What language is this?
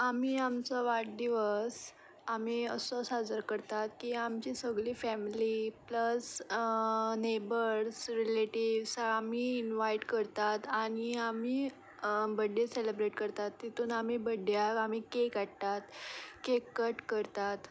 Konkani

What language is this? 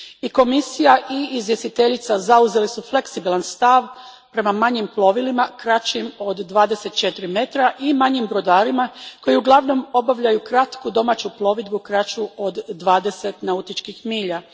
Croatian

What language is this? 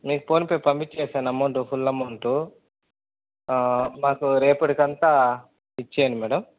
Telugu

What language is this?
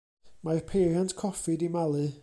Welsh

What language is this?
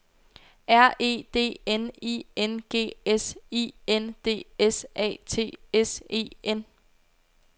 Danish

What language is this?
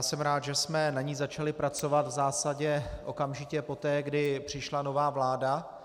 Czech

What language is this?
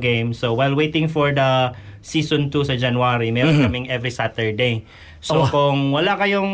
Filipino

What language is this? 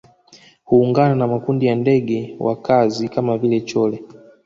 Swahili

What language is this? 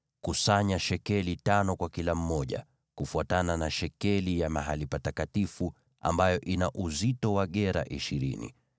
Swahili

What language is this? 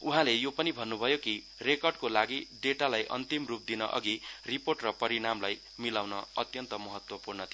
Nepali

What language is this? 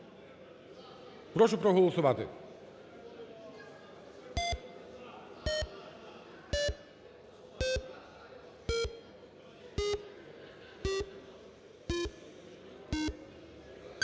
Ukrainian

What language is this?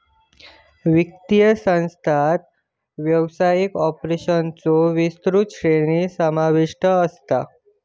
Marathi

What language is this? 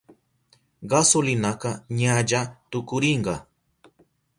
Southern Pastaza Quechua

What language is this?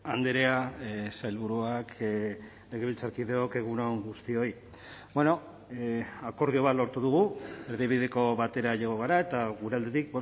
Basque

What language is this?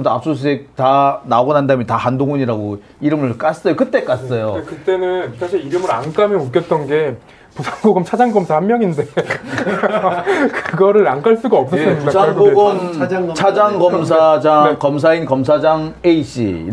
Korean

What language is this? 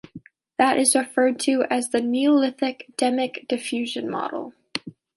English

